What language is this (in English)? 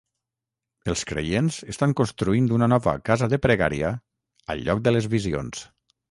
Catalan